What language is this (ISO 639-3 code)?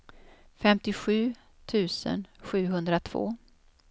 swe